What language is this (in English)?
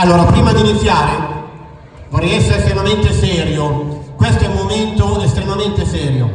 Italian